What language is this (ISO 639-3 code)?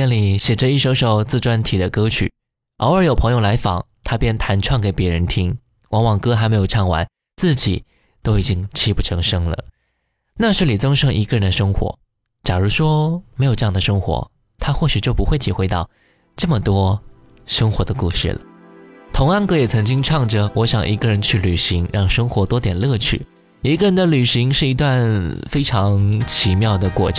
zho